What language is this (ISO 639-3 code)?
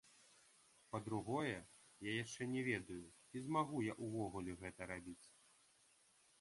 bel